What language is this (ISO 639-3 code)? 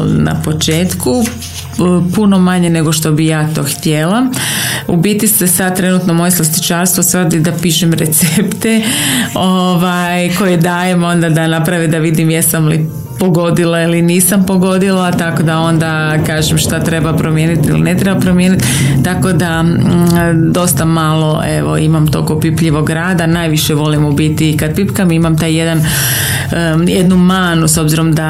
hrv